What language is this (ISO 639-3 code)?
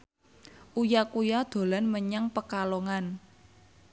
jav